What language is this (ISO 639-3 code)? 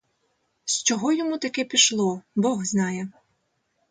ukr